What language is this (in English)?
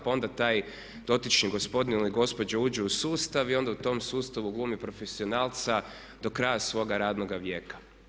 Croatian